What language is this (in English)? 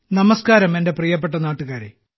Malayalam